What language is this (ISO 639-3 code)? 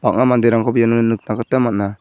grt